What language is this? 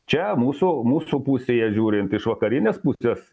Lithuanian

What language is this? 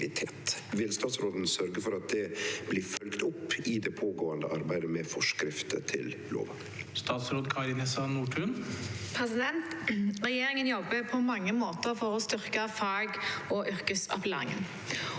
Norwegian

